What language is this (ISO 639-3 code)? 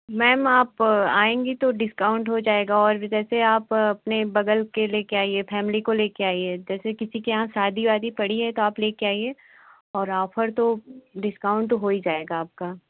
hin